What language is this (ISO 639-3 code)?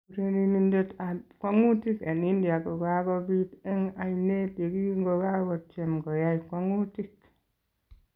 kln